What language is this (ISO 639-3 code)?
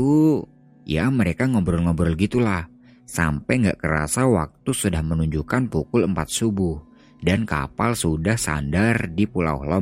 ind